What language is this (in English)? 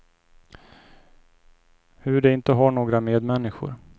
Swedish